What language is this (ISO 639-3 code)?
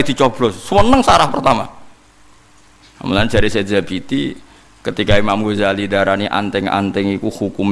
ind